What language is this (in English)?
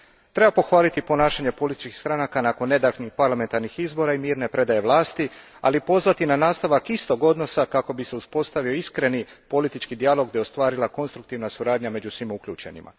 Croatian